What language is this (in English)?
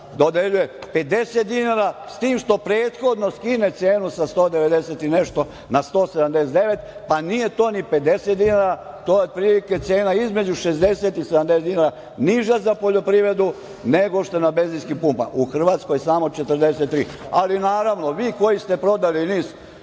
Serbian